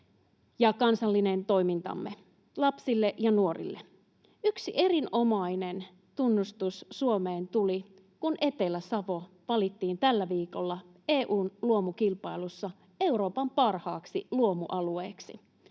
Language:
Finnish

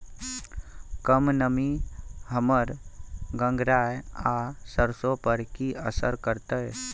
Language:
Maithili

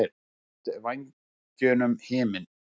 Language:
Icelandic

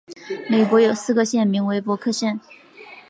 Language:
Chinese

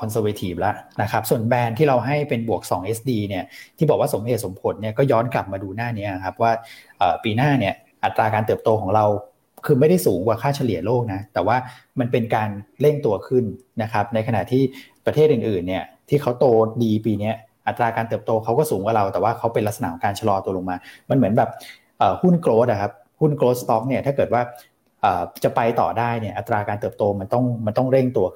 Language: Thai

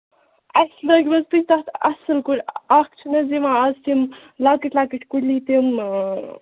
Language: Kashmiri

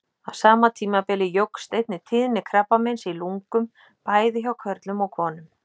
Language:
Icelandic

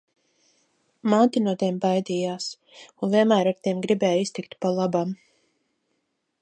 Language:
Latvian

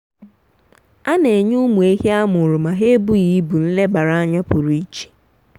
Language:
Igbo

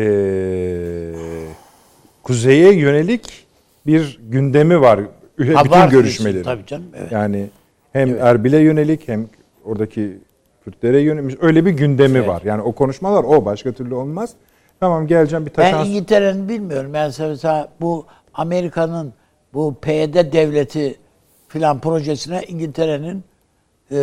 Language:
Turkish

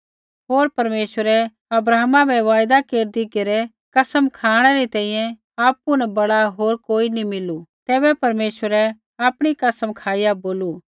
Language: Kullu Pahari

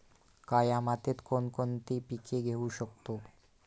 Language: Marathi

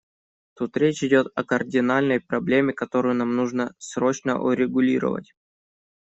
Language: Russian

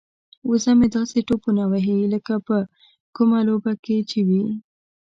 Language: Pashto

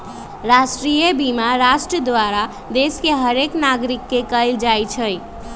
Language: Magahi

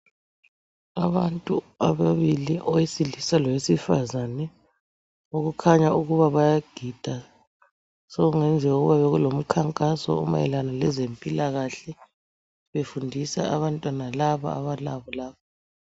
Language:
North Ndebele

